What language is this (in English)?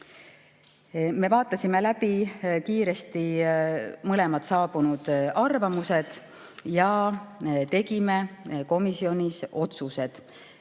Estonian